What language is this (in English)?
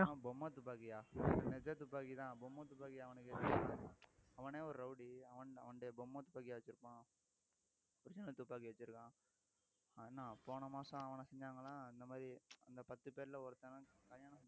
Tamil